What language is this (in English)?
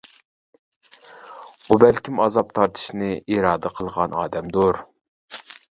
Uyghur